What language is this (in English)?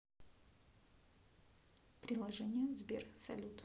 Russian